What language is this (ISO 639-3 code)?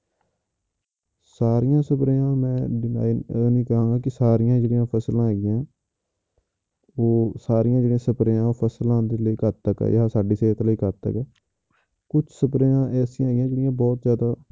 pan